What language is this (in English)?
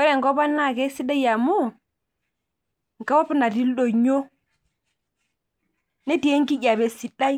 Masai